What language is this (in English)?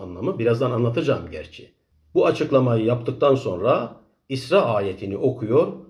Turkish